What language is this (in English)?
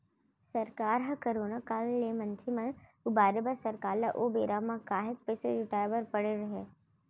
Chhattisgarhi